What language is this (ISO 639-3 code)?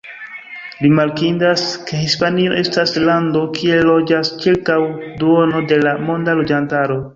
epo